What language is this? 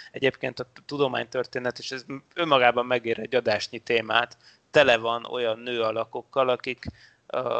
Hungarian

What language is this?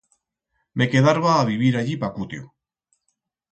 Aragonese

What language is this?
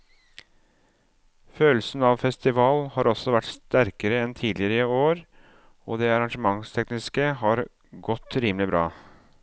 Norwegian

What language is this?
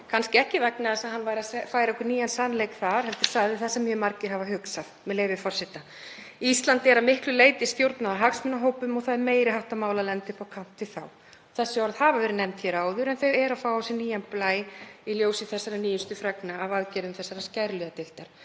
Icelandic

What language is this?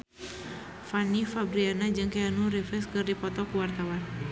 Sundanese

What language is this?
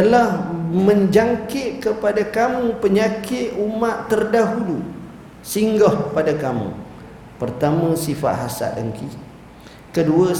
Malay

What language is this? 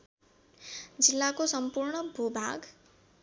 Nepali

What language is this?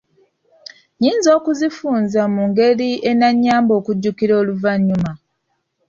Ganda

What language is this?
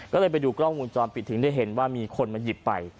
Thai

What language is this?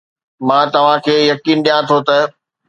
Sindhi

